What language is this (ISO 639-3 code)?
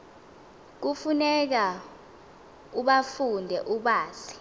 xho